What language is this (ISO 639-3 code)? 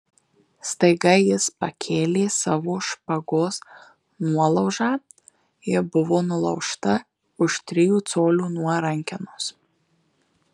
lit